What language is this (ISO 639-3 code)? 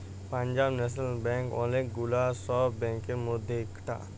ben